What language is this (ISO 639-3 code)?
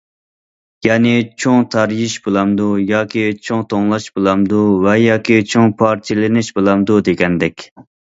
uig